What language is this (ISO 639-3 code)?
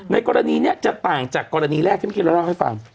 tha